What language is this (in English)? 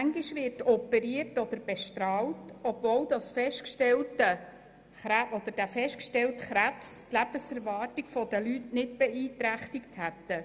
Swiss German